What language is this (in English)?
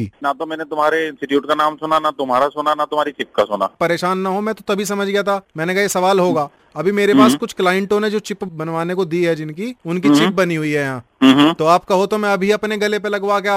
Hindi